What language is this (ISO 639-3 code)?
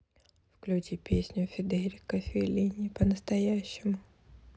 rus